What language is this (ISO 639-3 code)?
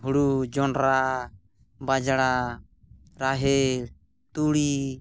sat